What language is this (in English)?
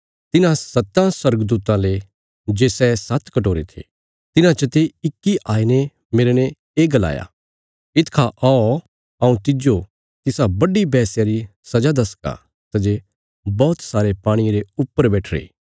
Bilaspuri